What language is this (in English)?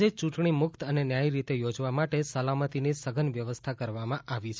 Gujarati